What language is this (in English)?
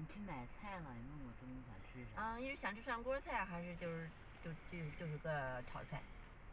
Chinese